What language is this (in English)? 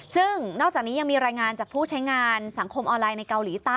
Thai